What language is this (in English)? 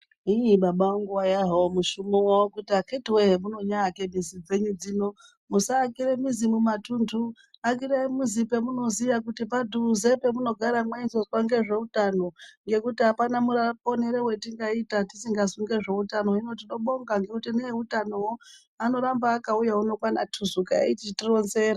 Ndau